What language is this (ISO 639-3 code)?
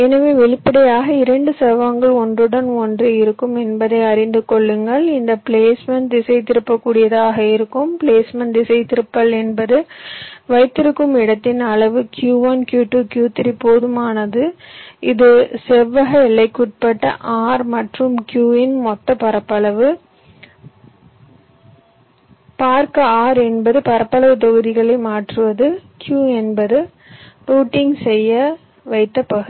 tam